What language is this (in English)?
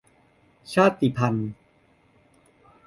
Thai